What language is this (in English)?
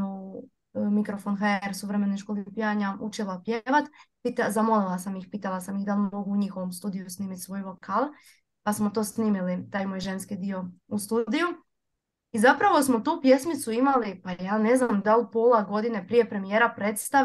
Croatian